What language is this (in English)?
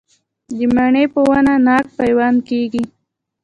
Pashto